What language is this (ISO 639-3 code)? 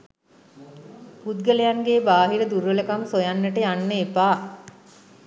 sin